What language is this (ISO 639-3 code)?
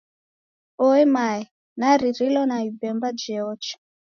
dav